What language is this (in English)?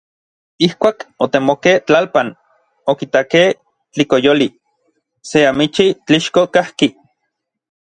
Orizaba Nahuatl